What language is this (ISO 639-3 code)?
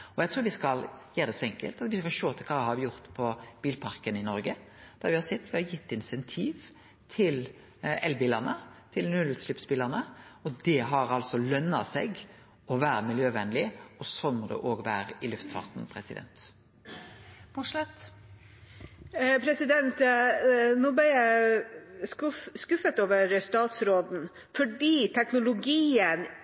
nor